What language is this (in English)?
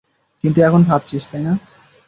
Bangla